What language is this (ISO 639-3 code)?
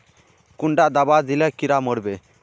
mag